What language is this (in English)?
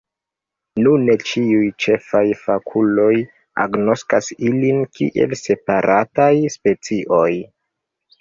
Esperanto